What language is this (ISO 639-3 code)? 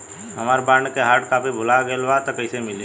bho